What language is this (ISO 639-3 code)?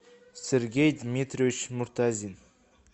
rus